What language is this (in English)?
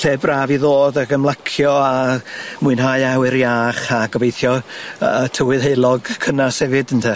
Welsh